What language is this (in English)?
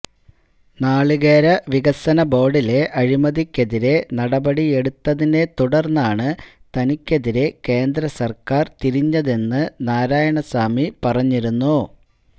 Malayalam